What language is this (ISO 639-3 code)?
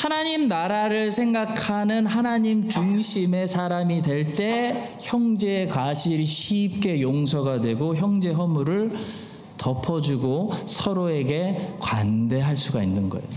kor